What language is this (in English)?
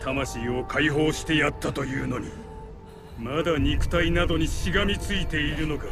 Japanese